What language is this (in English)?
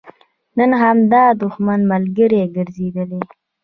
Pashto